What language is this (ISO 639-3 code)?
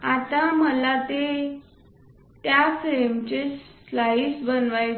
mar